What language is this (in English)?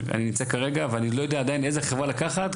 Hebrew